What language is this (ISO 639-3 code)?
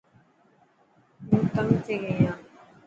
mki